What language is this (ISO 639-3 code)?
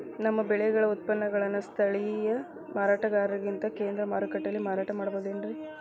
kan